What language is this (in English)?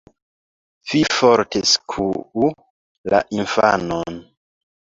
Esperanto